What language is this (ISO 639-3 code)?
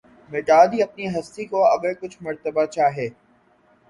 urd